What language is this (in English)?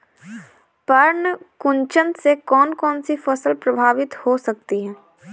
Hindi